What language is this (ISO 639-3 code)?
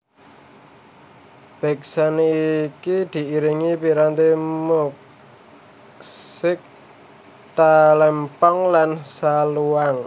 jav